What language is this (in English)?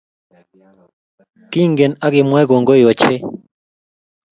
Kalenjin